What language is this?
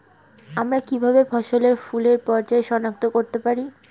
Bangla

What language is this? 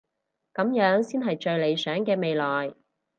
Cantonese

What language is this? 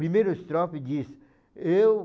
Portuguese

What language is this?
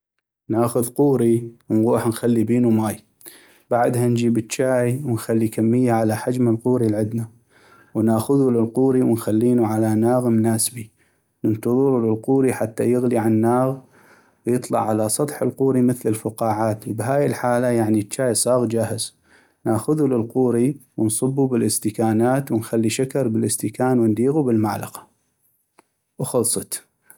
North Mesopotamian Arabic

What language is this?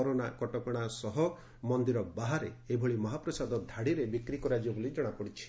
Odia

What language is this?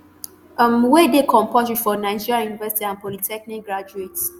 Nigerian Pidgin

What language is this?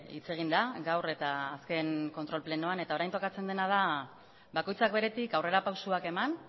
Basque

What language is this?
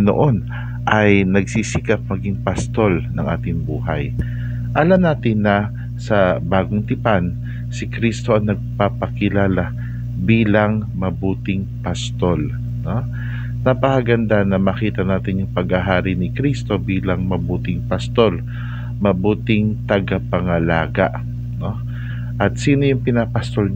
Filipino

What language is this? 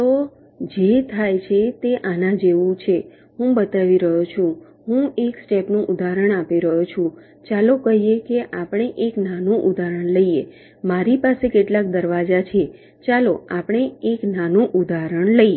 Gujarati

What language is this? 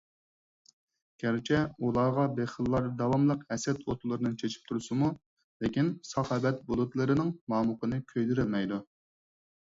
Uyghur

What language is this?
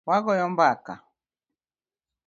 Luo (Kenya and Tanzania)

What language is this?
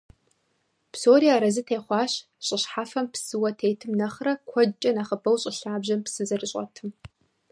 Kabardian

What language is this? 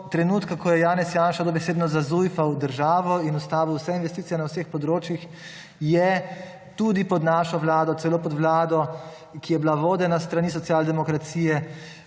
Slovenian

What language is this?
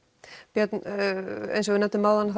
Icelandic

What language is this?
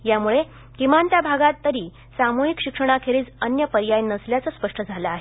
Marathi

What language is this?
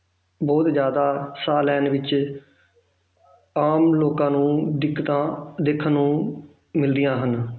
Punjabi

